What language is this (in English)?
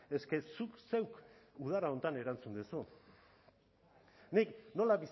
Basque